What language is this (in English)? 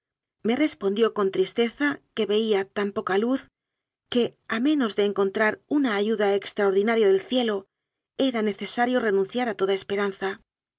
Spanish